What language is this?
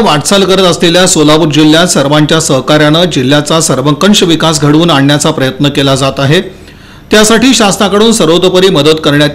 Hindi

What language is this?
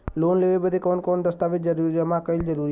Bhojpuri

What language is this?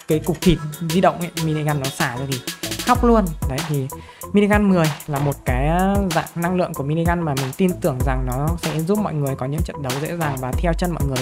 Vietnamese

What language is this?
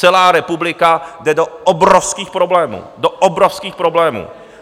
Czech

